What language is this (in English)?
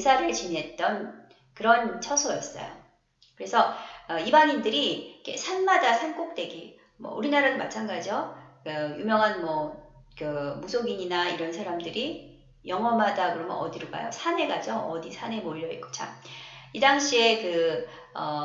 Korean